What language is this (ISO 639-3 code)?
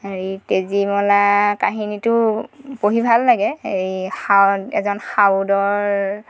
asm